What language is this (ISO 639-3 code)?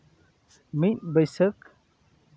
sat